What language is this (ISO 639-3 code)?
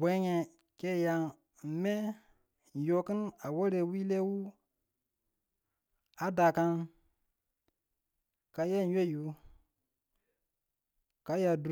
tul